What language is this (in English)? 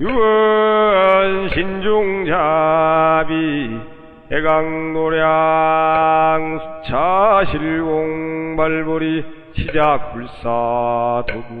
Korean